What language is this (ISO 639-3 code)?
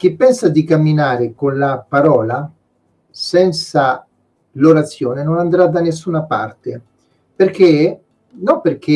ita